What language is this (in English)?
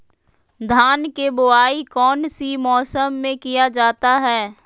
Magahi